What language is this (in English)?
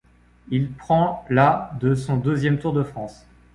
French